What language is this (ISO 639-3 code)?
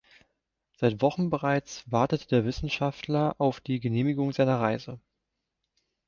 deu